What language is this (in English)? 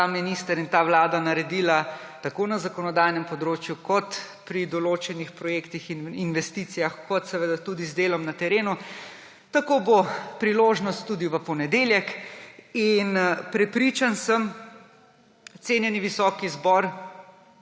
Slovenian